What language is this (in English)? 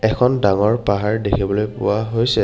Assamese